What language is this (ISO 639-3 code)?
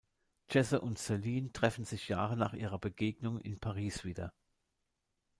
deu